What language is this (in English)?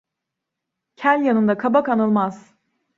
Turkish